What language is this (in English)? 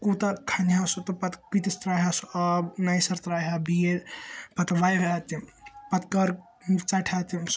Kashmiri